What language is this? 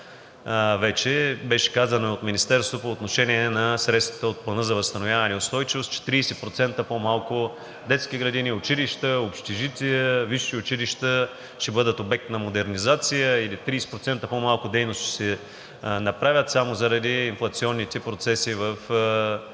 Bulgarian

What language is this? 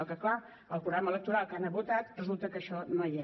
Catalan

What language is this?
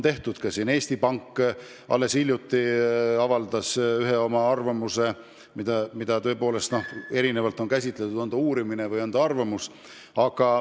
Estonian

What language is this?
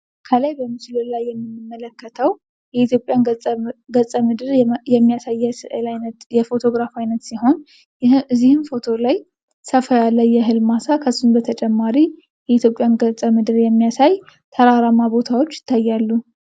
Amharic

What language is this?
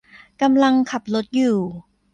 Thai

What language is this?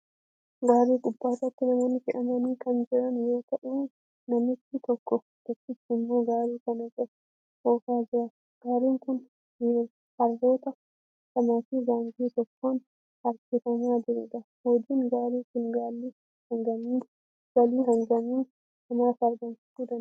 Oromo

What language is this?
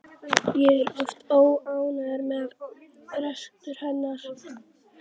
Icelandic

